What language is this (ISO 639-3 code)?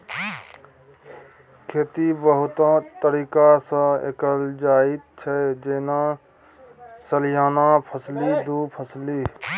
mai